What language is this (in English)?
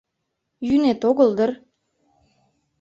Mari